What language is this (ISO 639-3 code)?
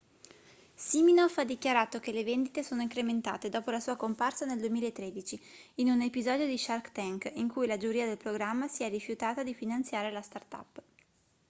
ita